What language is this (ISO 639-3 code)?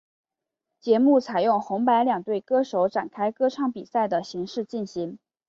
zho